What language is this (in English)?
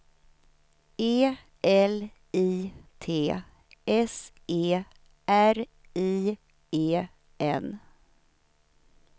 Swedish